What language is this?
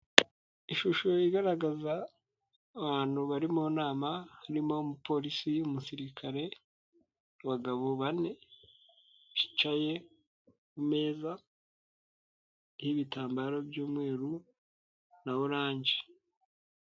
Kinyarwanda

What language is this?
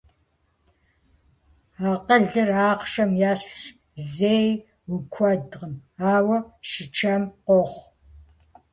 Kabardian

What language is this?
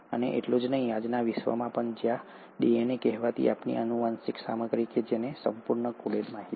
Gujarati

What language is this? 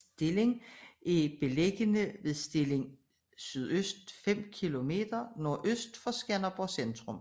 Danish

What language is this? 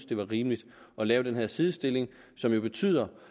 Danish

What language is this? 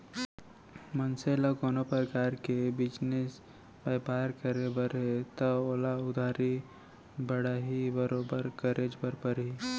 Chhattisgarhi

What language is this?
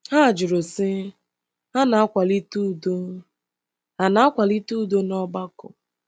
Igbo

